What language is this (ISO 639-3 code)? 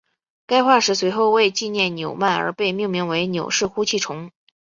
zho